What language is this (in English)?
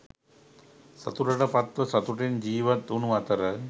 Sinhala